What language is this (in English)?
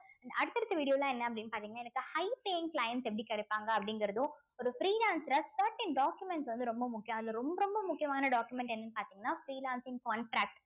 Tamil